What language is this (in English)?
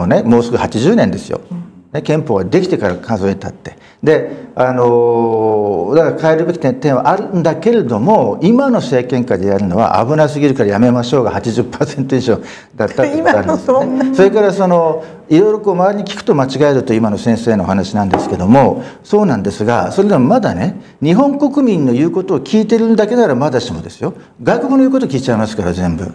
Japanese